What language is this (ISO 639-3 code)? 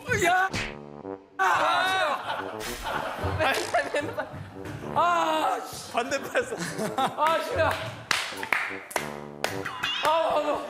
kor